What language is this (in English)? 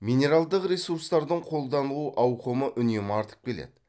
Kazakh